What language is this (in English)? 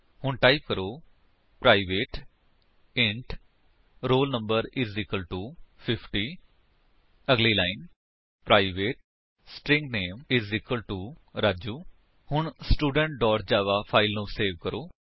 Punjabi